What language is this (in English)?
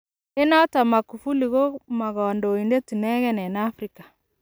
Kalenjin